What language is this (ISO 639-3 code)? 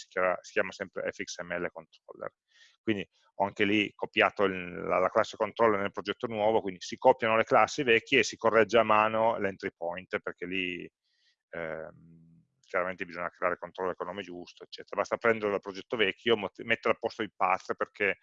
ita